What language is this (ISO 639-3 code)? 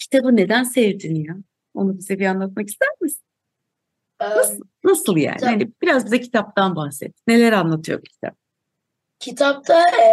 tur